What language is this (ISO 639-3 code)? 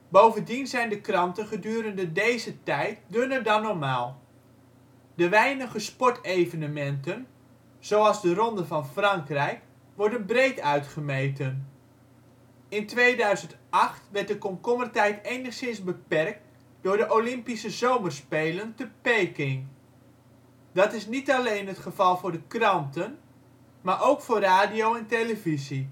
nld